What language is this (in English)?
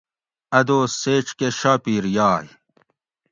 Gawri